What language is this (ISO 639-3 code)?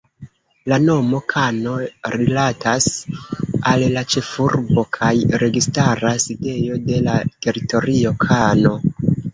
epo